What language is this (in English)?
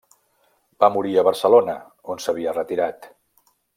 Catalan